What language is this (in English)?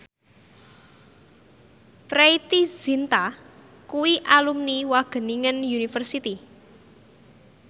Javanese